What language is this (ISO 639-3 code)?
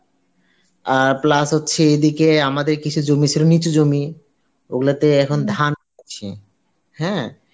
ben